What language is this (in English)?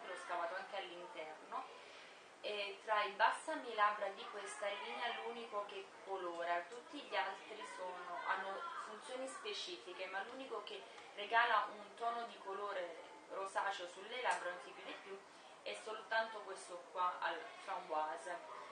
Italian